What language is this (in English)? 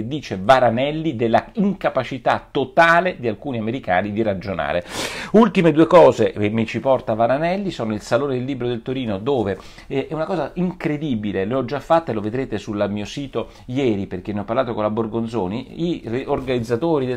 Italian